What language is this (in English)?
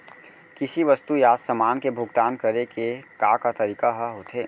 Chhattisgarhi